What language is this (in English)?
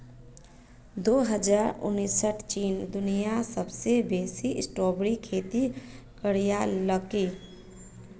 Magahi